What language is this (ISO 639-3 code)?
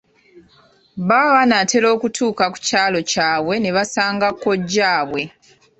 lug